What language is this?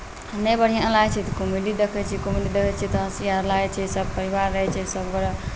Maithili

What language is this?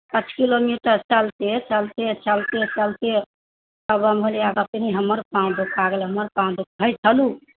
Maithili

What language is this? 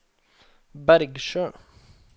Norwegian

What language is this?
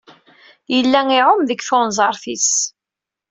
Kabyle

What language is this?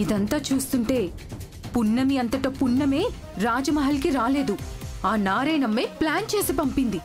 Telugu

